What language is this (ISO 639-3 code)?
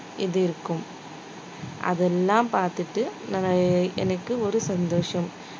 tam